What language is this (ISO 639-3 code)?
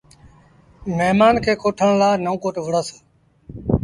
sbn